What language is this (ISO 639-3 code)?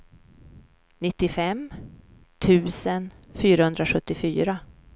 swe